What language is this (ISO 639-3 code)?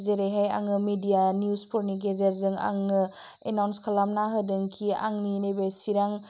brx